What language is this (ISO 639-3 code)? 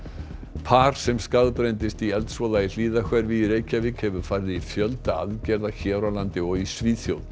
isl